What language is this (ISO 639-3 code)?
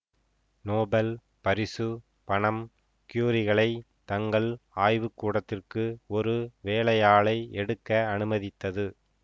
tam